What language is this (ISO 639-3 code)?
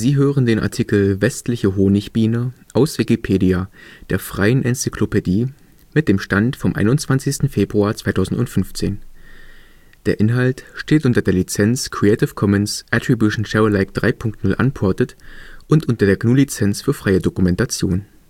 deu